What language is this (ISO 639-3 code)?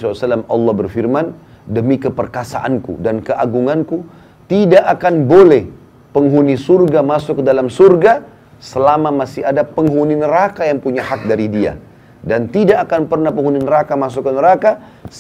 ind